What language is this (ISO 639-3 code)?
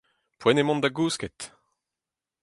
bre